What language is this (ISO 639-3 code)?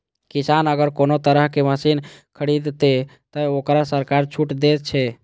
mai